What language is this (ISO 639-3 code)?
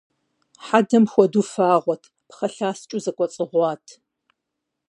kbd